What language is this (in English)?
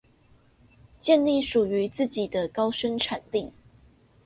Chinese